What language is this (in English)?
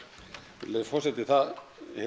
Icelandic